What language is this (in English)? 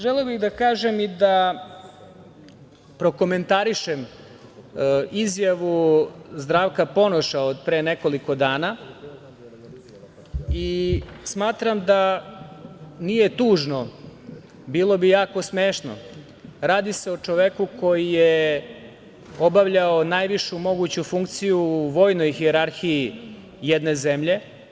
Serbian